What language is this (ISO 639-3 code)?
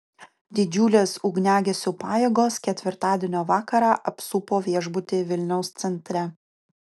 lit